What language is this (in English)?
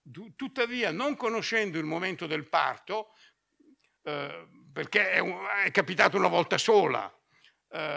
Italian